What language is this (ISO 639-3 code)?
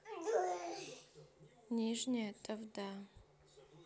rus